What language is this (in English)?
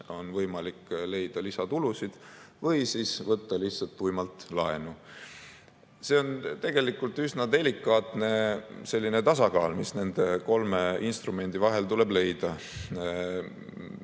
Estonian